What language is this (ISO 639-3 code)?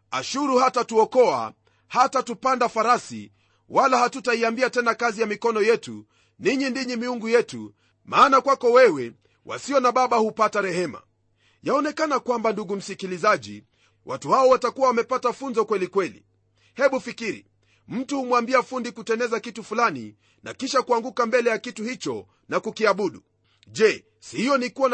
swa